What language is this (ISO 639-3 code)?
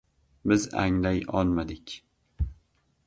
uzb